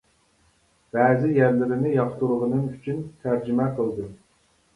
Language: Uyghur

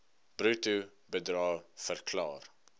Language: Afrikaans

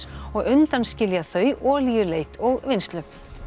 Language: Icelandic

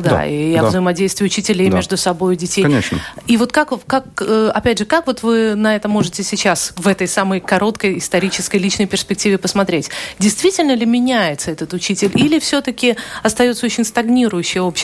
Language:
Russian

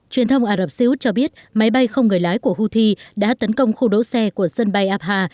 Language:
Vietnamese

